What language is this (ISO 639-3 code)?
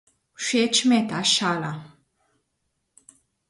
slv